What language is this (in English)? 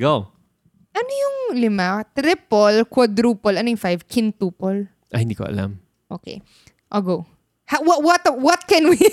Filipino